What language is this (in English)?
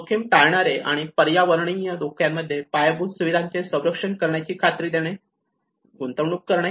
Marathi